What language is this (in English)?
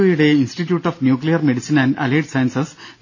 Malayalam